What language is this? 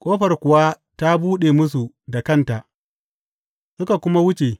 Hausa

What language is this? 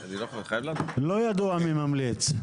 Hebrew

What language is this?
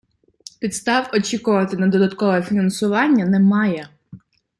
Ukrainian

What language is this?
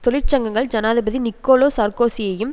Tamil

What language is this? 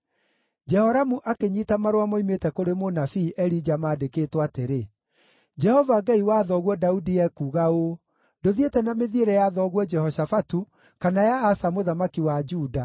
Kikuyu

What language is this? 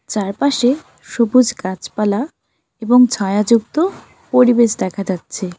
Bangla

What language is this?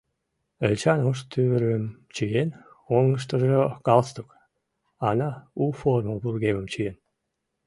Mari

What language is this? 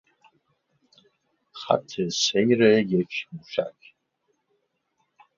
Persian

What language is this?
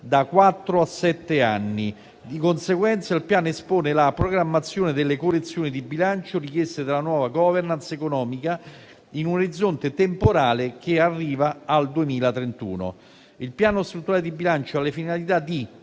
Italian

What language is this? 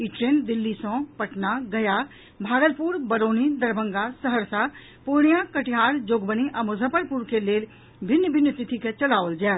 Maithili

